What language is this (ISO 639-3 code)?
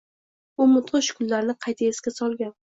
uzb